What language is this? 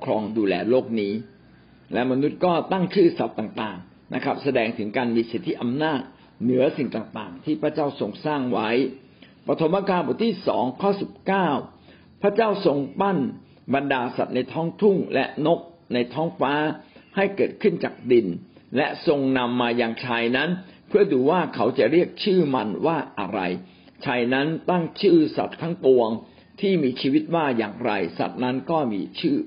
Thai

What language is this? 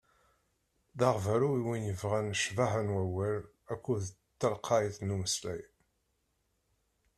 Kabyle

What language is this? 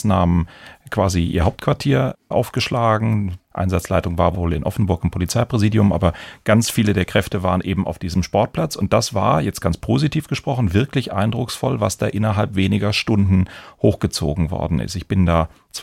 German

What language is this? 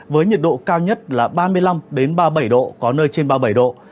Vietnamese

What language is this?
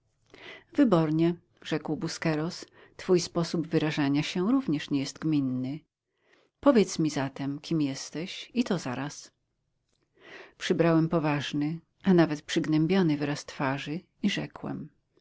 Polish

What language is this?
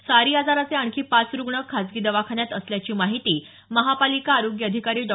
Marathi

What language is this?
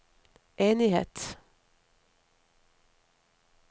Norwegian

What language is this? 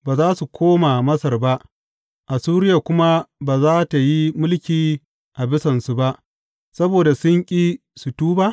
Hausa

